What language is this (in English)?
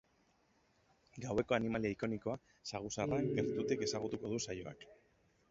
Basque